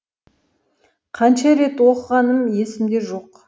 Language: Kazakh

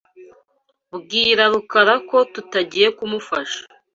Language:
Kinyarwanda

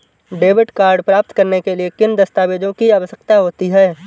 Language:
Hindi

